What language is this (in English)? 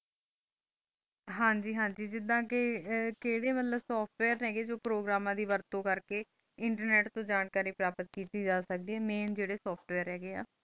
Punjabi